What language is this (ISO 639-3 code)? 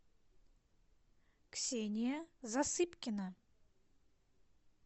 rus